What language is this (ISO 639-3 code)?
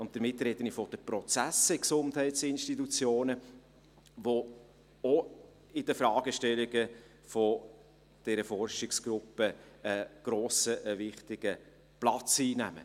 gsw